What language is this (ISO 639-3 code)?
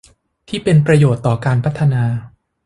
tha